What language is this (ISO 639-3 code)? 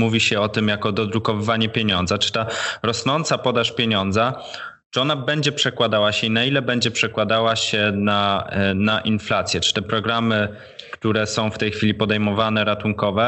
pol